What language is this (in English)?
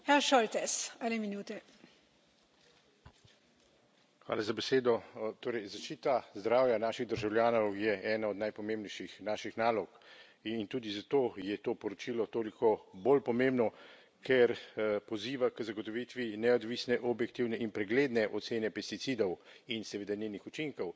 Slovenian